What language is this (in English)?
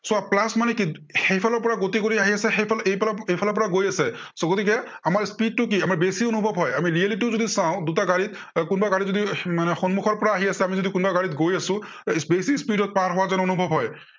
Assamese